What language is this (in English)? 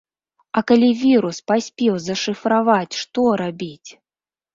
Belarusian